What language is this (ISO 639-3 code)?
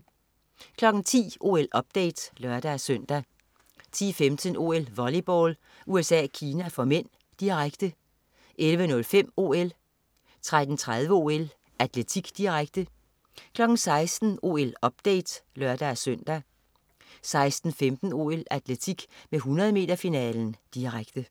dan